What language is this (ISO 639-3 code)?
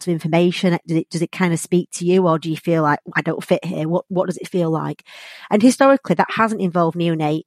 eng